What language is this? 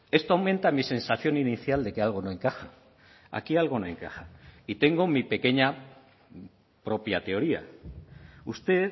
Spanish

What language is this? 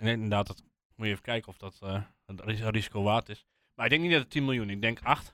Dutch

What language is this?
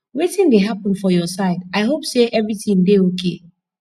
Nigerian Pidgin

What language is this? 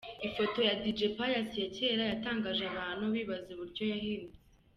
Kinyarwanda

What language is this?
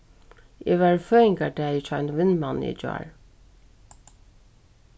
Faroese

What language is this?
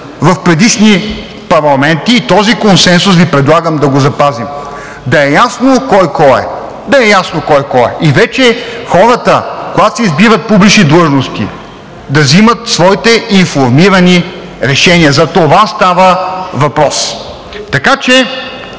Bulgarian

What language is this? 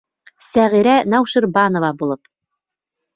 Bashkir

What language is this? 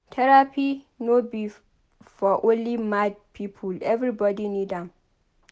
Nigerian Pidgin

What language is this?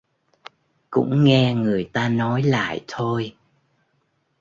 Vietnamese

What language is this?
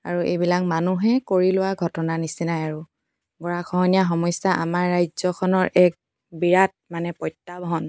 Assamese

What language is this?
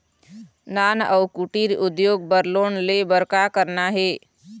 Chhattisgarhi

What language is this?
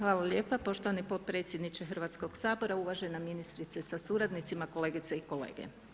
Croatian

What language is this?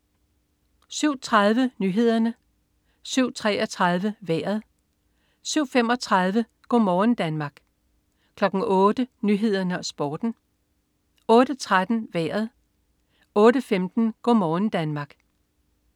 Danish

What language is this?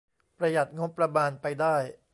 Thai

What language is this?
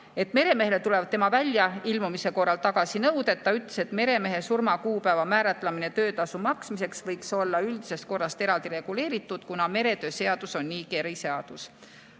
Estonian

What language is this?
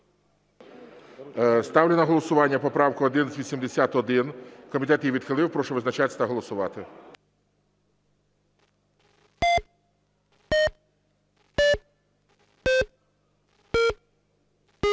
Ukrainian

